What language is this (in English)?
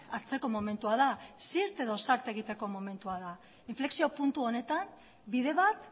Basque